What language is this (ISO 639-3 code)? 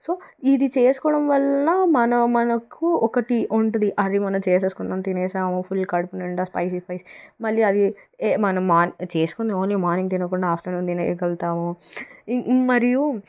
tel